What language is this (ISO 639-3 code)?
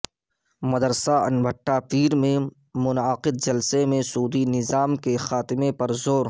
urd